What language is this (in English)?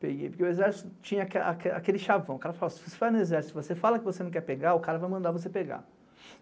Portuguese